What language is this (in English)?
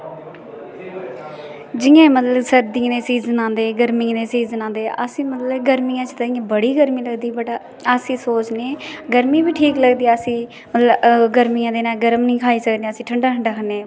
Dogri